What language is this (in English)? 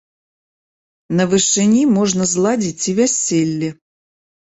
Belarusian